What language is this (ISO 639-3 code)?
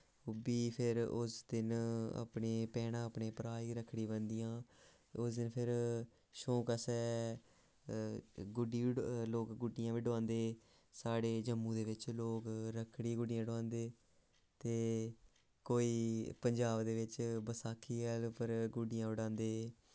doi